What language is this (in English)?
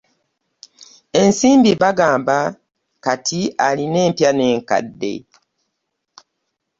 Ganda